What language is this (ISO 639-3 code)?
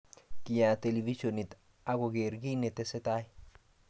kln